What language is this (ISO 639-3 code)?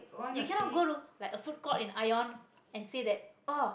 eng